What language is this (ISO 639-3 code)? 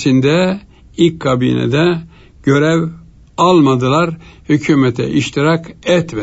tur